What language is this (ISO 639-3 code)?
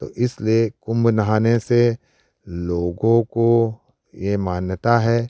hin